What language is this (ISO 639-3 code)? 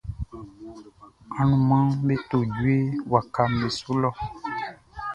bci